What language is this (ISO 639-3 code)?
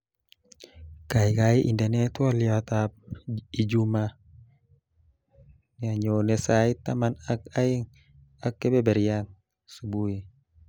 kln